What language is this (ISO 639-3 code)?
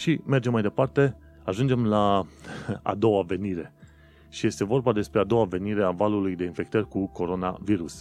ron